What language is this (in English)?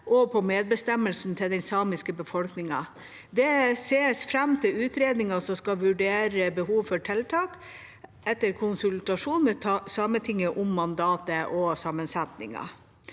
Norwegian